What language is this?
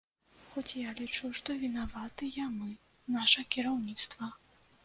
Belarusian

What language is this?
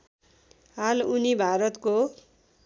Nepali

